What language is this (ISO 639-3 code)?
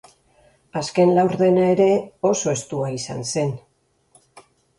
eus